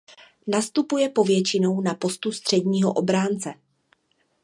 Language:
Czech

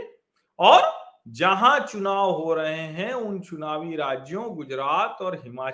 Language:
Hindi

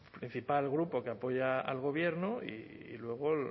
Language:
Spanish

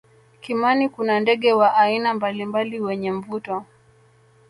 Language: Swahili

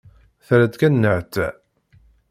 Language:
Kabyle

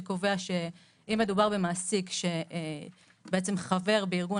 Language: Hebrew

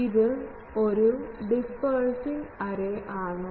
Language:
Malayalam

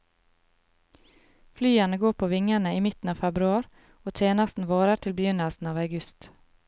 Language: Norwegian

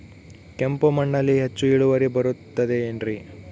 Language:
Kannada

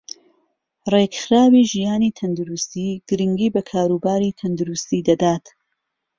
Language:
Central Kurdish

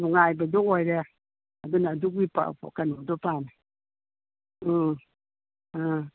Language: Manipuri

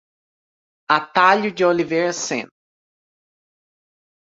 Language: Portuguese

